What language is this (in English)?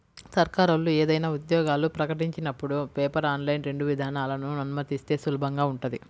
Telugu